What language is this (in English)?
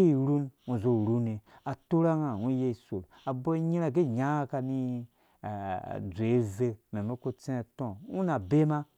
Dũya